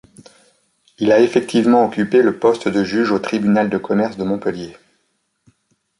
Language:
French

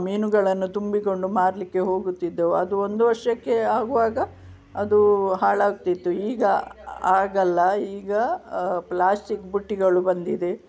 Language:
Kannada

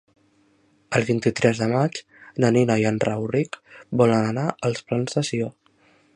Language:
Catalan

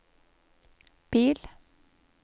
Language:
Norwegian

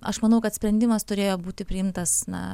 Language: Lithuanian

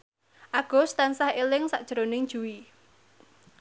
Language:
Javanese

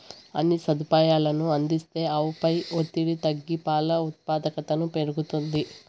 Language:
Telugu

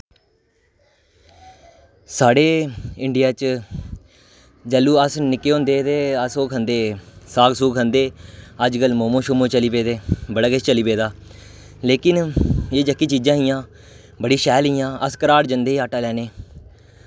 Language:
Dogri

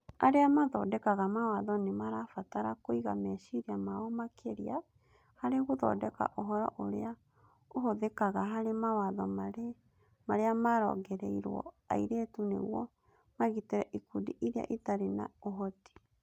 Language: Kikuyu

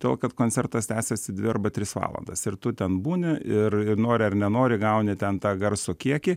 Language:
Lithuanian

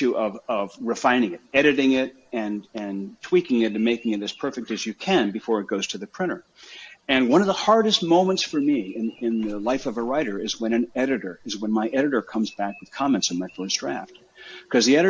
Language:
English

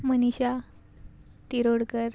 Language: Konkani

